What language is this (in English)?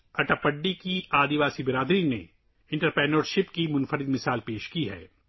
Urdu